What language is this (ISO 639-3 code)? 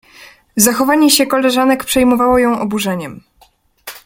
pol